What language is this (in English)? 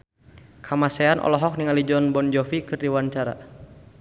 Sundanese